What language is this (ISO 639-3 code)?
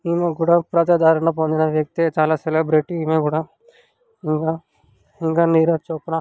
tel